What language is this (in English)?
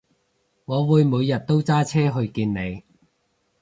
Cantonese